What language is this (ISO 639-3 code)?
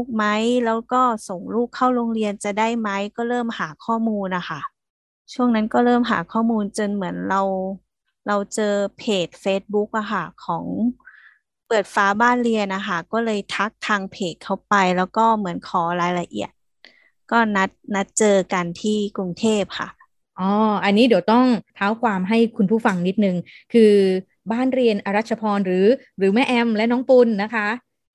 tha